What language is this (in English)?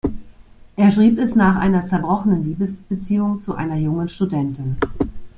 German